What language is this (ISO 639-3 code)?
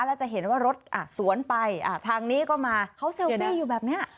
tha